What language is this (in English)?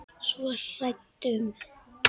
Icelandic